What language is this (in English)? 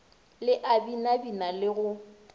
Northern Sotho